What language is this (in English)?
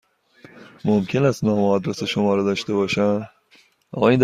Persian